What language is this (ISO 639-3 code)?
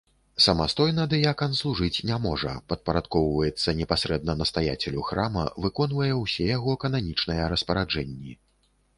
bel